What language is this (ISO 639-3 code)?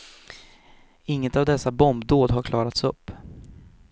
swe